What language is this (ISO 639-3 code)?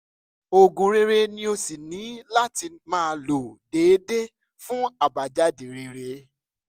yor